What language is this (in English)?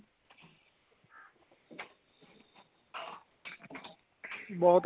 Punjabi